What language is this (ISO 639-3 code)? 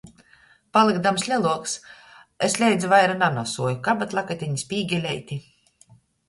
ltg